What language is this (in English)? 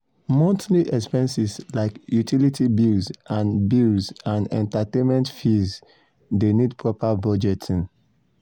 Nigerian Pidgin